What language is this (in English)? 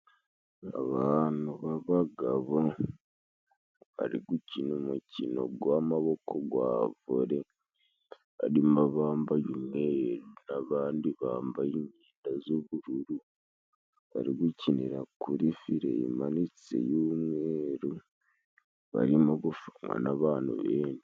Kinyarwanda